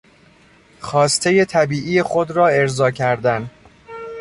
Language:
Persian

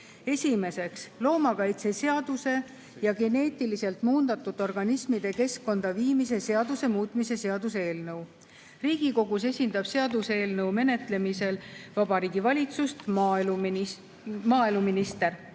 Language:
Estonian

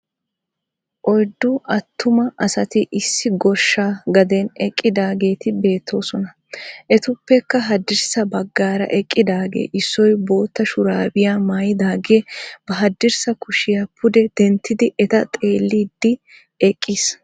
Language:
Wolaytta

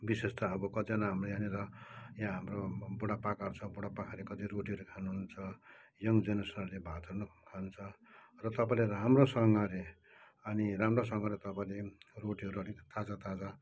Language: Nepali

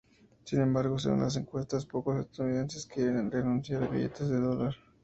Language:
Spanish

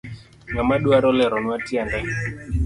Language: Luo (Kenya and Tanzania)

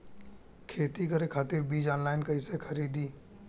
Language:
Bhojpuri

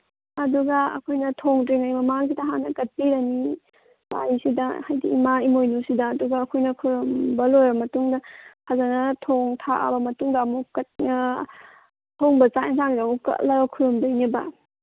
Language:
Manipuri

